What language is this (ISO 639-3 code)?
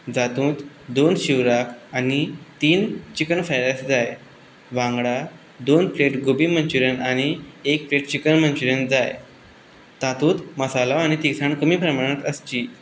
kok